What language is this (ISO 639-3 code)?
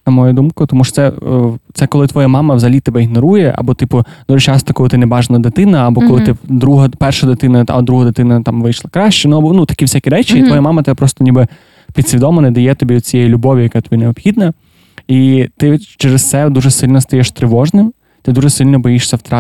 ukr